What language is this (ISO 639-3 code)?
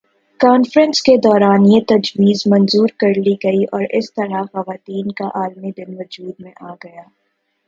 urd